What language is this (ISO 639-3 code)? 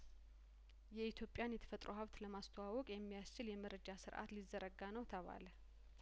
amh